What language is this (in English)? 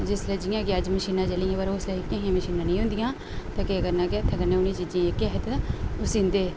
Dogri